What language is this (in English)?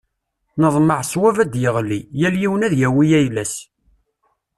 Kabyle